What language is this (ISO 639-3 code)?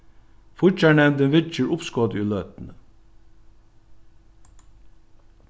fao